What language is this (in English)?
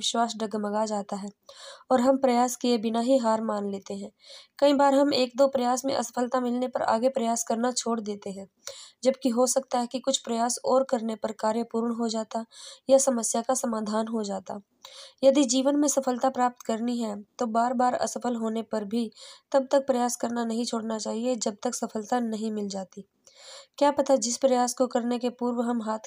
Hindi